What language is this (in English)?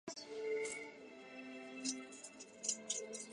Chinese